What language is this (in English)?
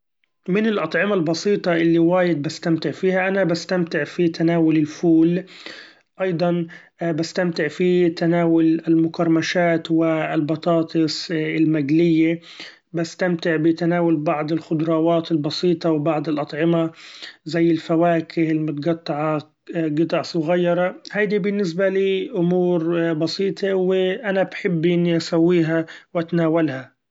Gulf Arabic